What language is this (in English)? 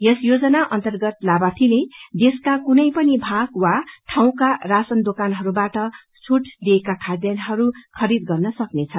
Nepali